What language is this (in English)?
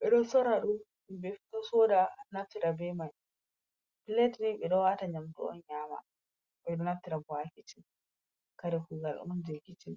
Fula